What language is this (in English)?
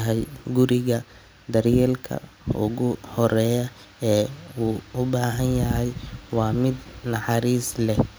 Somali